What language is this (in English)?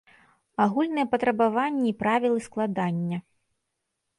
Belarusian